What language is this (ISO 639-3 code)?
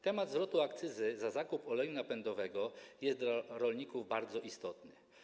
pol